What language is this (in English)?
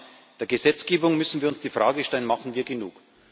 German